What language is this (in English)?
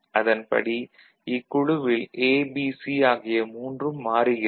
Tamil